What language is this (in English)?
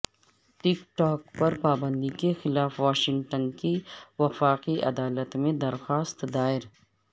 Urdu